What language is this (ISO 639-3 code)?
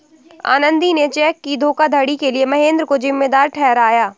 hin